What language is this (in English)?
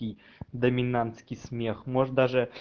Russian